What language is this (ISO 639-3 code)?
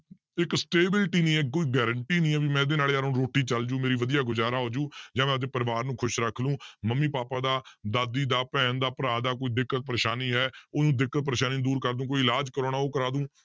pan